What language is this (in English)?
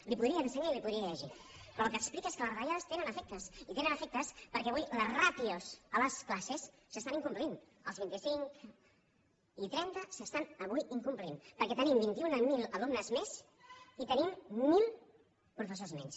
Catalan